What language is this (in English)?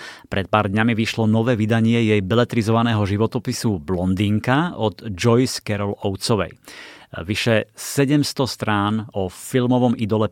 Slovak